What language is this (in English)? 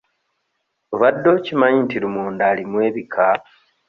Ganda